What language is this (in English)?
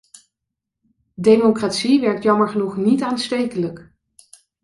Dutch